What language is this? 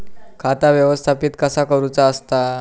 Marathi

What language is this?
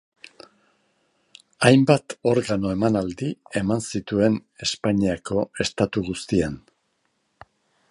Basque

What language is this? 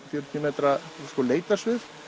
Icelandic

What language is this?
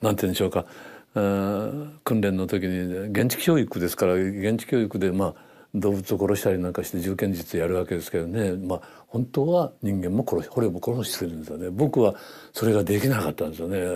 Japanese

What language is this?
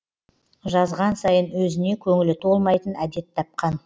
Kazakh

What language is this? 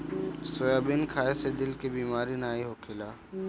Bhojpuri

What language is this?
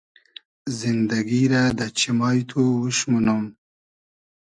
Hazaragi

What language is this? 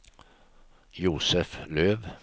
Swedish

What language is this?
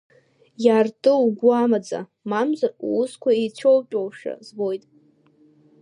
Abkhazian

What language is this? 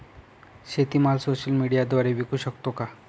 Marathi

